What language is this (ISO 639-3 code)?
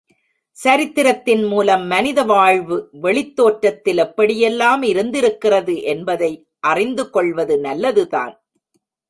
tam